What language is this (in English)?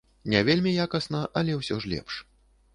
Belarusian